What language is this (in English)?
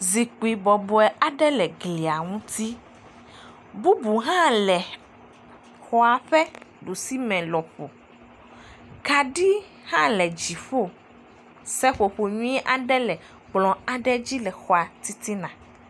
Ewe